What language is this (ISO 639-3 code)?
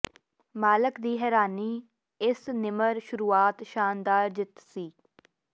pan